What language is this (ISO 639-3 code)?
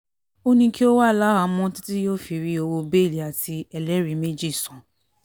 yor